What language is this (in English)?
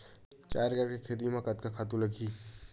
Chhattisgarhi